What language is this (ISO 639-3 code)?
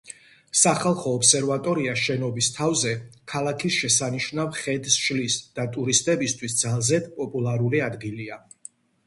kat